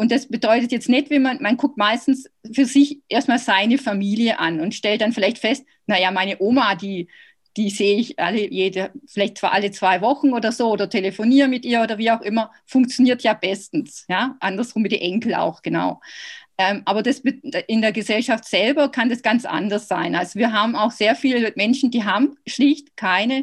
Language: German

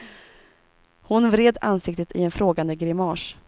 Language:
Swedish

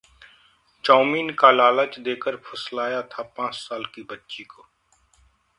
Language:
Hindi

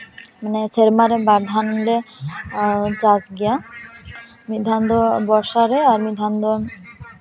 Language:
Santali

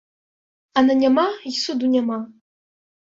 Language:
Belarusian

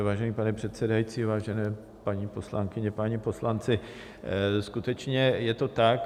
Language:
Czech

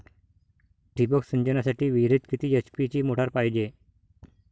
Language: Marathi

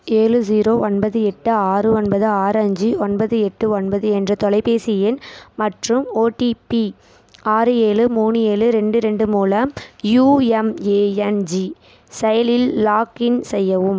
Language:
Tamil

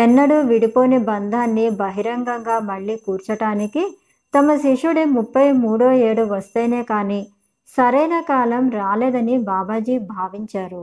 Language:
Telugu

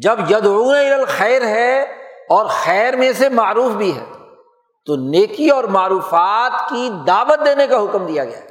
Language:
Urdu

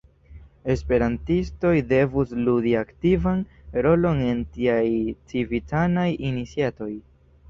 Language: Esperanto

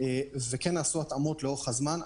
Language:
Hebrew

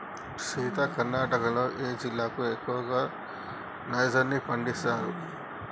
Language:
Telugu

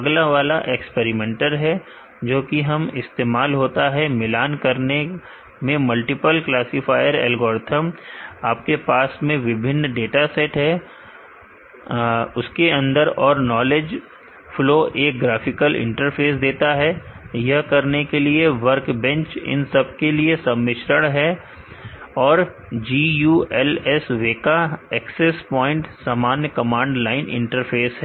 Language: Hindi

